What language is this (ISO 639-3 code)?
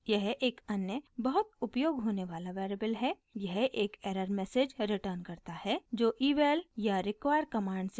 hin